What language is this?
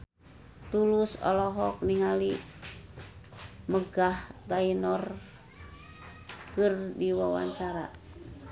Sundanese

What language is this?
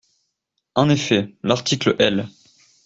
French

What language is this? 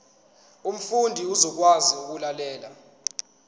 Zulu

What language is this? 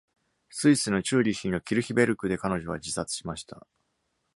Japanese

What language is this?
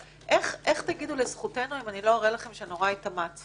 Hebrew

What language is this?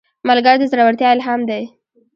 Pashto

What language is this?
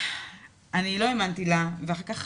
Hebrew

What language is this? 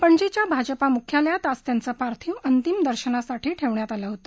Marathi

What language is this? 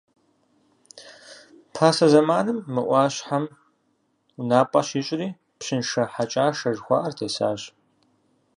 Kabardian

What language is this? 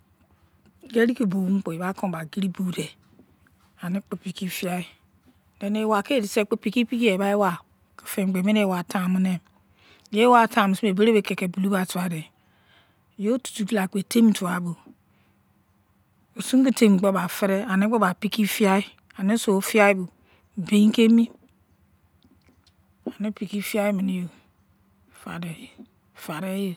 Izon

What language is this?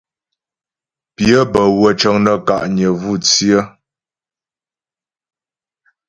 Ghomala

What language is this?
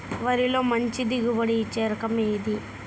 Telugu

